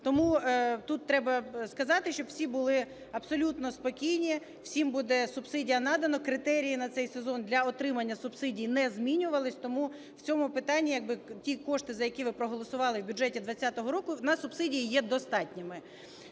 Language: Ukrainian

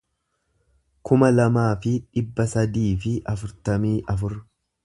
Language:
Oromo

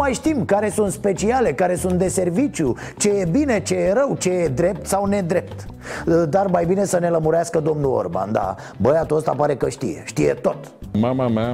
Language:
Romanian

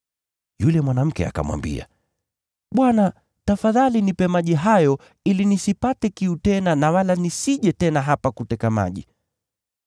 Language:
Swahili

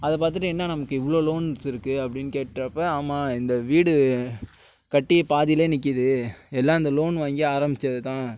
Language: Tamil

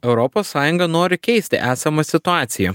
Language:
Lithuanian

